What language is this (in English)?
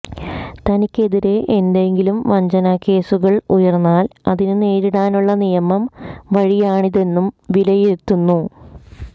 Malayalam